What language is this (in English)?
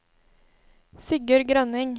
Norwegian